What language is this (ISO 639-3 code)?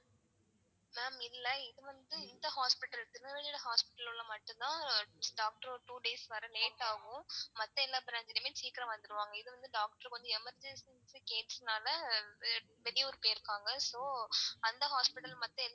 tam